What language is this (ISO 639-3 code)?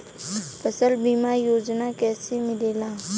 bho